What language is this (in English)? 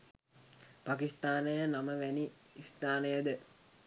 Sinhala